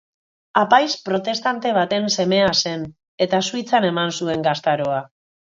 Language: Basque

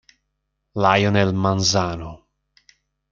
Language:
Italian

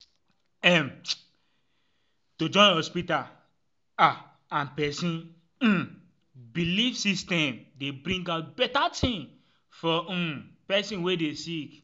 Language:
Nigerian Pidgin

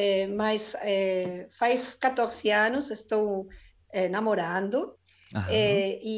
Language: Portuguese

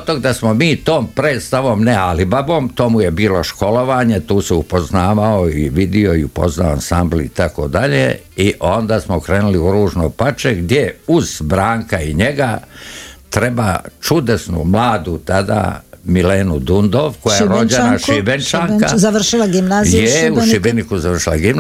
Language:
Croatian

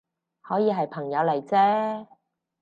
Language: Cantonese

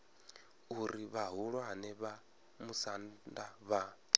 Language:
Venda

